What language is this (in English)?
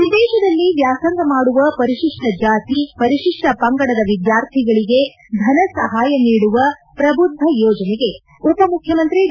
Kannada